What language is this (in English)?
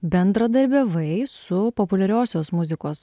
Lithuanian